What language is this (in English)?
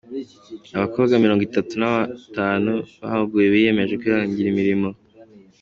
Kinyarwanda